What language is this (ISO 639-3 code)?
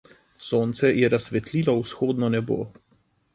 slv